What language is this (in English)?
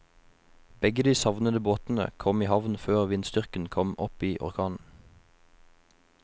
Norwegian